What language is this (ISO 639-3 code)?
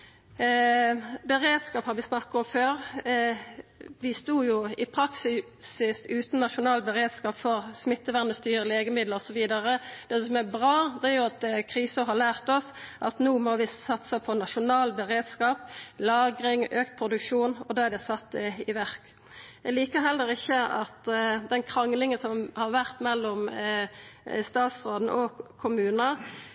nno